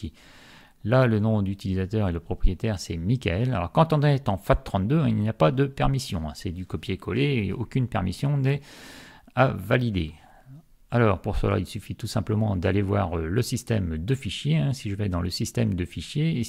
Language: French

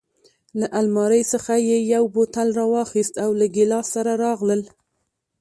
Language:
Pashto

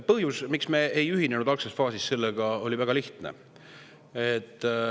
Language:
Estonian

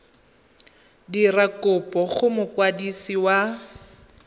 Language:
Tswana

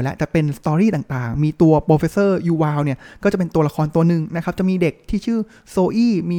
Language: Thai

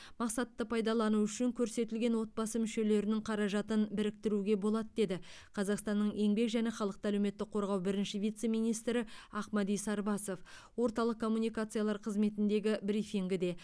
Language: Kazakh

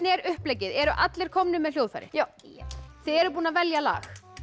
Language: Icelandic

